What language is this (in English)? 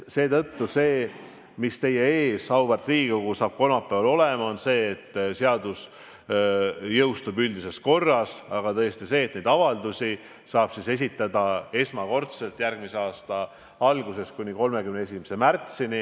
Estonian